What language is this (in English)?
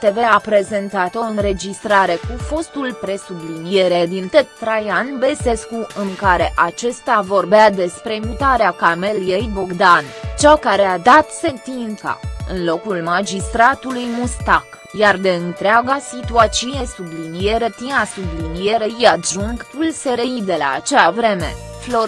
Romanian